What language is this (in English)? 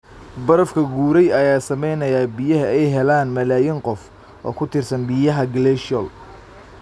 Somali